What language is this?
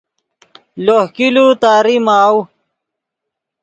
Yidgha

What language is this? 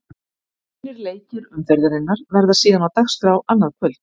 Icelandic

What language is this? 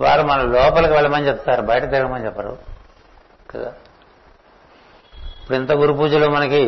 Telugu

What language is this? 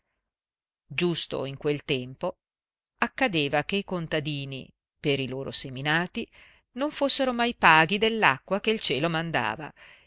Italian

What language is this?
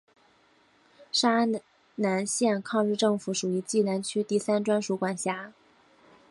Chinese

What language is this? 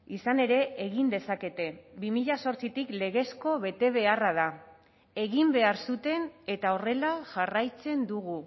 Basque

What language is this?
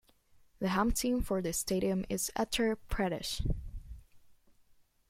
English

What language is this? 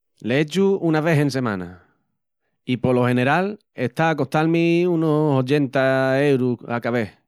Extremaduran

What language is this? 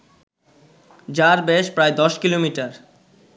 Bangla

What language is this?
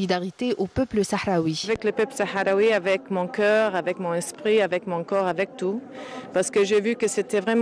French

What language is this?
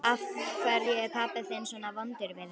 Icelandic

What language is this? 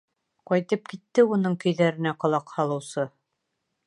Bashkir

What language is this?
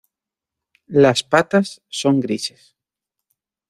Spanish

